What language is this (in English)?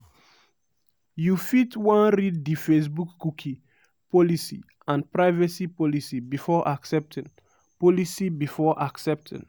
Nigerian Pidgin